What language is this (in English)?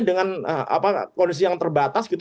Indonesian